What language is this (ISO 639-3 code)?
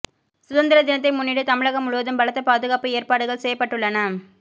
tam